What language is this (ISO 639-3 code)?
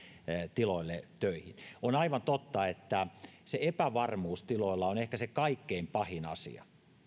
fin